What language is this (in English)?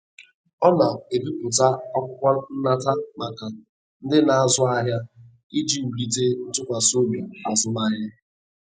Igbo